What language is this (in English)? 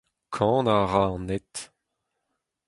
Breton